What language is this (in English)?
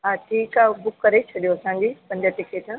Sindhi